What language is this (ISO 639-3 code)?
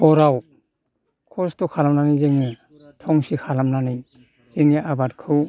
brx